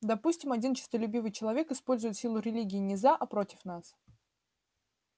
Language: Russian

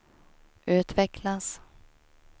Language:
Swedish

